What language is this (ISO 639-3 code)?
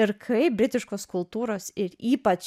lit